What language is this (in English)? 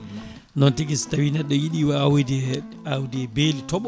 Fula